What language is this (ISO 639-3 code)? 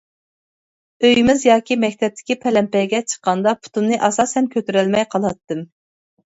uig